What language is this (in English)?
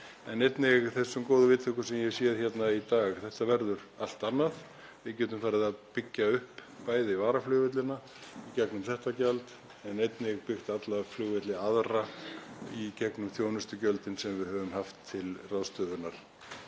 Icelandic